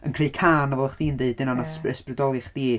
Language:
Welsh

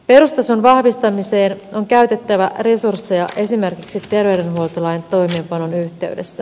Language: Finnish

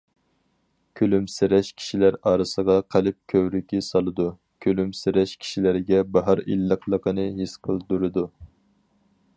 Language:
Uyghur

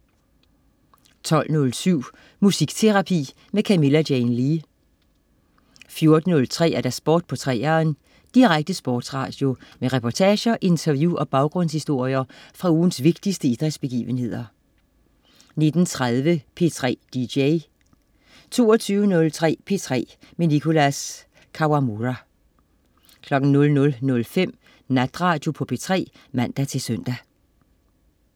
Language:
Danish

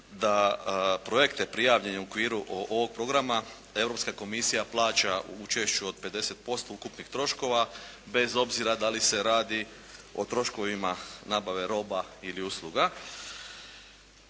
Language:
Croatian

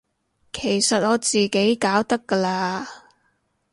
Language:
Cantonese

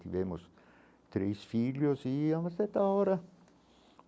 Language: Portuguese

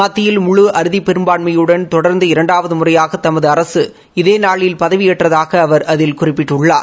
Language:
Tamil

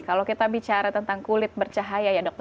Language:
Indonesian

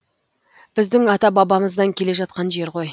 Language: Kazakh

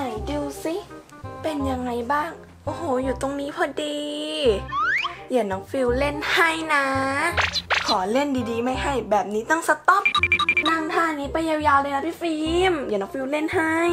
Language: Thai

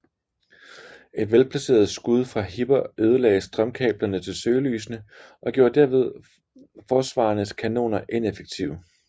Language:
Danish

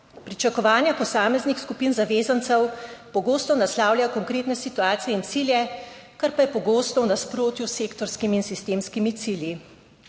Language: Slovenian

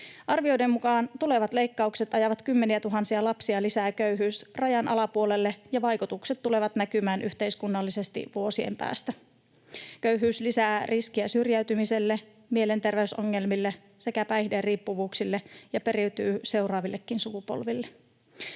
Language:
Finnish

